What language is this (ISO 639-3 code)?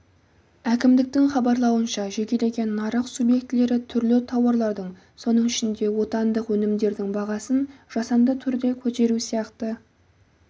kaz